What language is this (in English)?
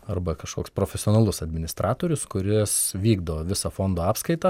Lithuanian